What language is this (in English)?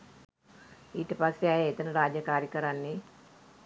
Sinhala